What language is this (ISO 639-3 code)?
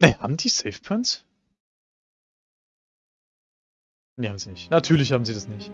deu